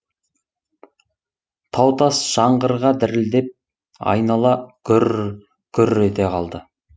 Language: Kazakh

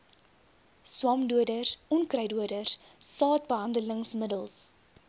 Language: Afrikaans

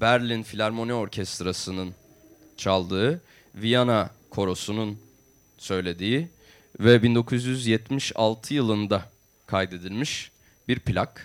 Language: Turkish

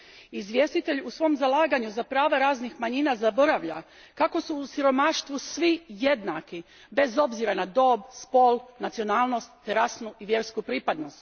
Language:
Croatian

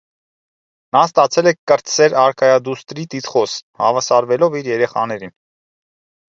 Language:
Armenian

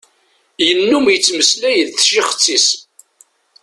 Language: Kabyle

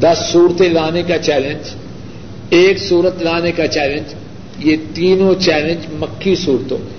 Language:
Urdu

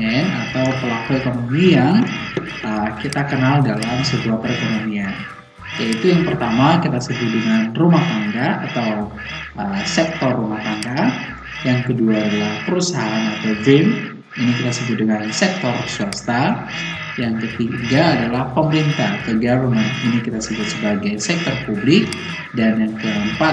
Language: Indonesian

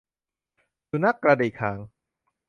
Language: Thai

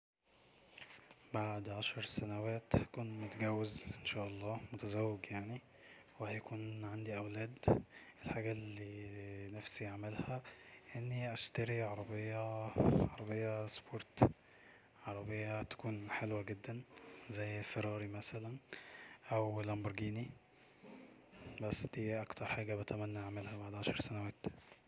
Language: Egyptian Arabic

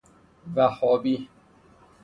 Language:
Persian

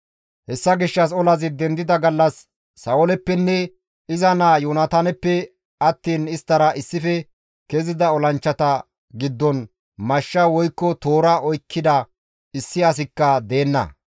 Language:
Gamo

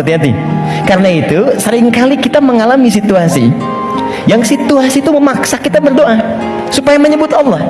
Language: Indonesian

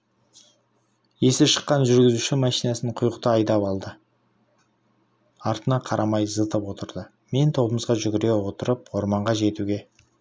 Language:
Kazakh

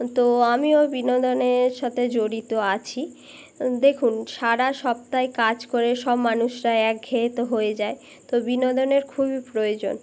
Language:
Bangla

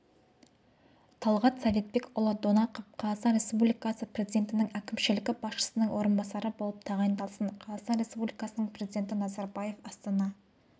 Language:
Kazakh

